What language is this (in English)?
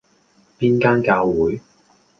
Cantonese